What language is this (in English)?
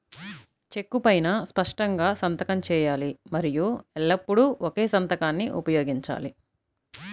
Telugu